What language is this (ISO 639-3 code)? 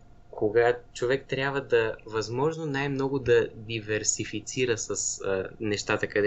bul